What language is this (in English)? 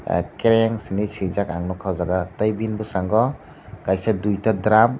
Kok Borok